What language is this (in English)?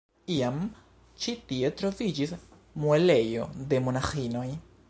Esperanto